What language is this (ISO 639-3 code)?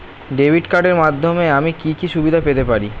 ben